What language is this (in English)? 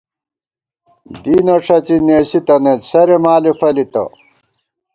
Gawar-Bati